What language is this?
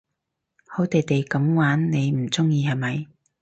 Cantonese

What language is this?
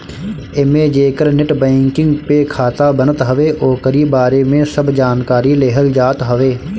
Bhojpuri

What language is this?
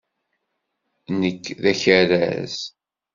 Kabyle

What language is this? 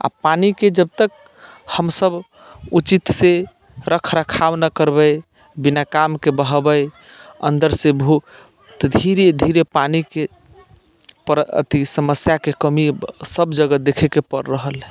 Maithili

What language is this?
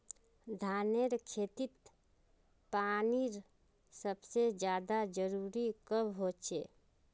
Magahi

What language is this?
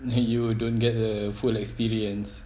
English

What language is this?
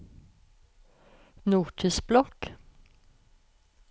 Norwegian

